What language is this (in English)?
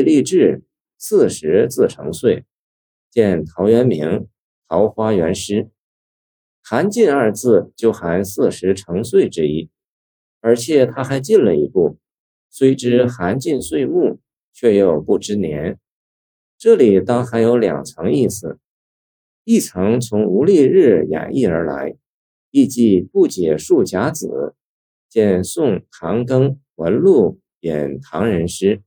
Chinese